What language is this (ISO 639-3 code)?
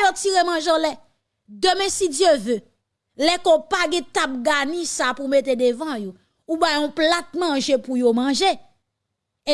fra